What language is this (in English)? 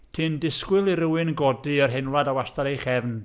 Welsh